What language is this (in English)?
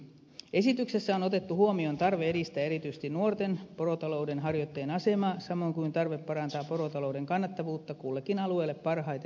Finnish